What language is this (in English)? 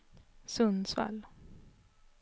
Swedish